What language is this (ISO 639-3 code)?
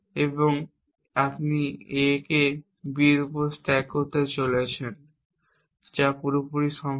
ben